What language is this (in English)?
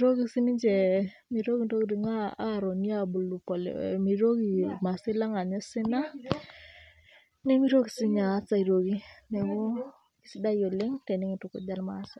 Masai